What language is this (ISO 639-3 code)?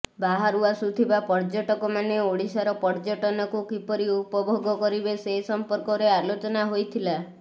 ori